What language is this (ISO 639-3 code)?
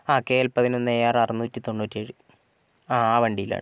mal